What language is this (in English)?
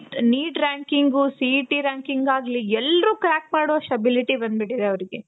Kannada